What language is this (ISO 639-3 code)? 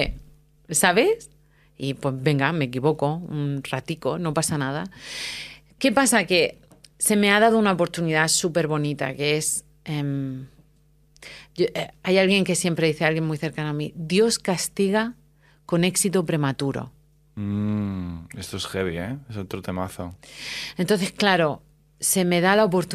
spa